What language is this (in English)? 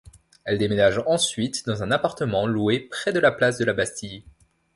French